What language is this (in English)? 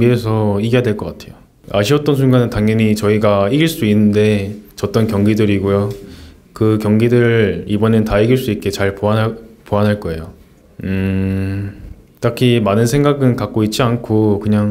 Korean